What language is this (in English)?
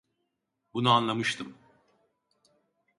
Turkish